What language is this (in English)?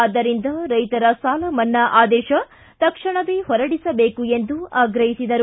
Kannada